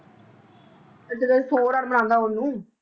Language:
Punjabi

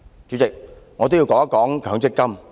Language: Cantonese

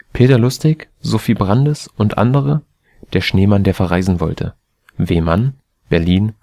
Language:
German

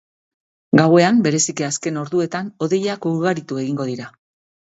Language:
Basque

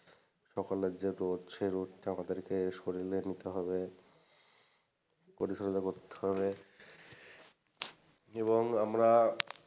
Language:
Bangla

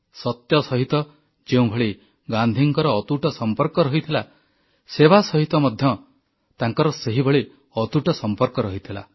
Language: Odia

